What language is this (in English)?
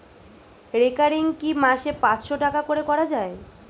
Bangla